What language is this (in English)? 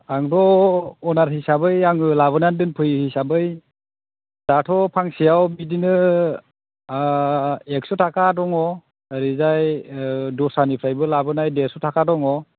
Bodo